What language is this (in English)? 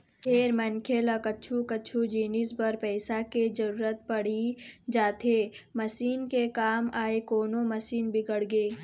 Chhattisgarhi